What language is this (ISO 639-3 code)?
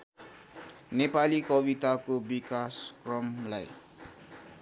nep